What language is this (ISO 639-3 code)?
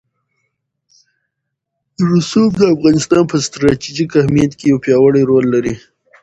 pus